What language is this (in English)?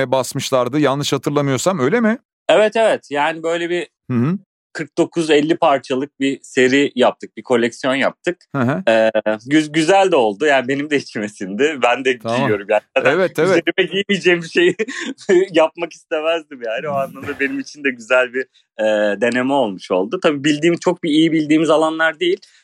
Turkish